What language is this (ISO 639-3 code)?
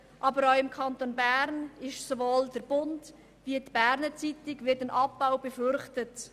gsw